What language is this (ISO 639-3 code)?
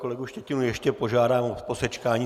ces